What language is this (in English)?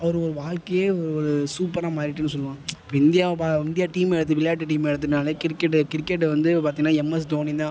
Tamil